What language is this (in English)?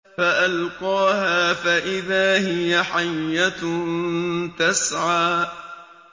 Arabic